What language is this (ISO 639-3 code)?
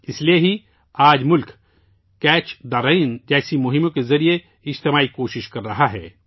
urd